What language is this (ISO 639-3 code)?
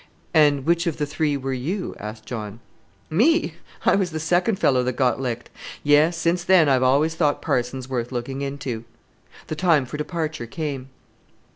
eng